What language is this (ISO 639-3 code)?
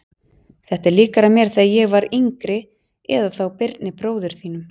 isl